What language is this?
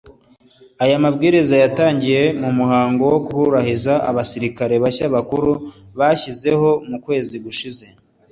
Kinyarwanda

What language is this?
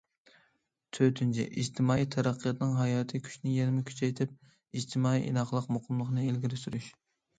Uyghur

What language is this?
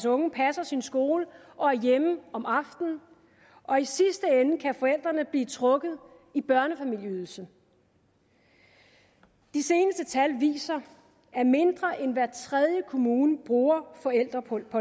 Danish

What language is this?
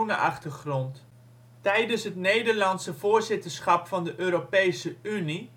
Dutch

